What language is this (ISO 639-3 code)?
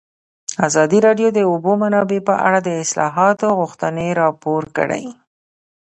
pus